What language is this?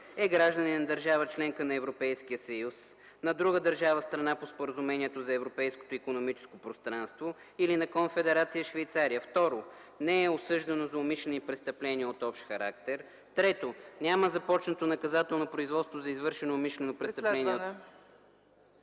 Bulgarian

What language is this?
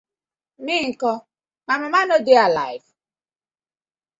Nigerian Pidgin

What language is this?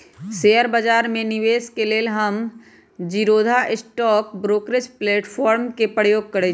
Magahi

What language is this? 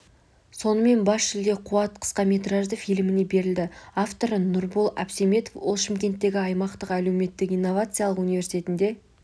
Kazakh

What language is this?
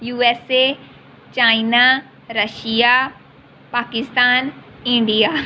Punjabi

